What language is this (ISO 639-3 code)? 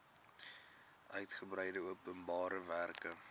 afr